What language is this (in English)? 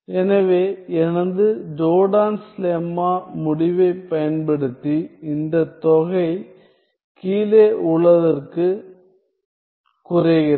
Tamil